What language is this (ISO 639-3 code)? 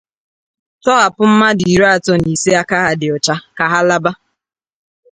ibo